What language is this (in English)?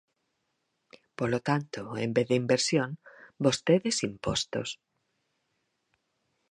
Galician